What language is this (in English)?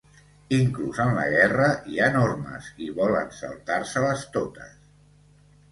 Catalan